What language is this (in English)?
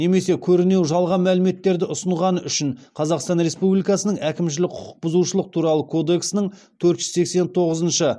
Kazakh